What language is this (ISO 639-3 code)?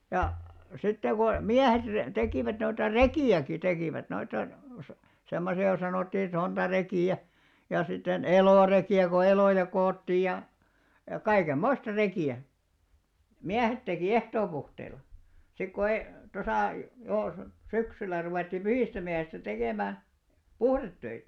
fin